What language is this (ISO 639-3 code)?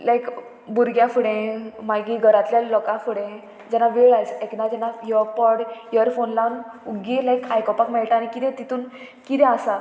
kok